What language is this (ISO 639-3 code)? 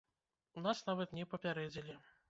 bel